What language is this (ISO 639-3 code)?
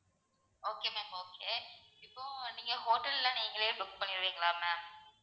tam